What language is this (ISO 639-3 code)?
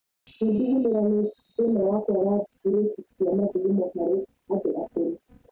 kik